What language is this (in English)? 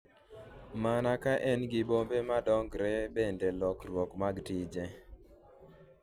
Luo (Kenya and Tanzania)